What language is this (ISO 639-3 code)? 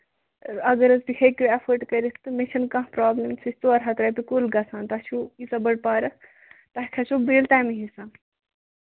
kas